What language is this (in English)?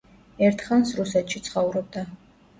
Georgian